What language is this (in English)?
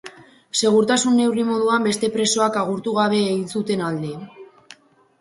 Basque